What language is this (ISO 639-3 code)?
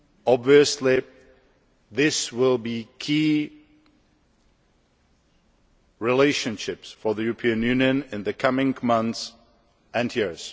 eng